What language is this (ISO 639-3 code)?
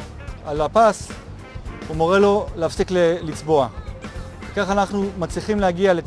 heb